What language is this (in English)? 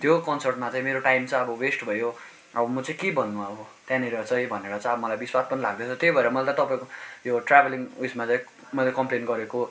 Nepali